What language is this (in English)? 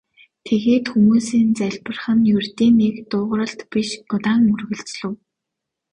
Mongolian